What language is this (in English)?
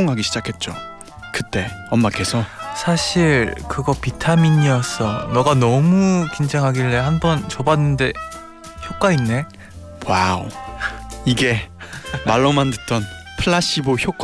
Korean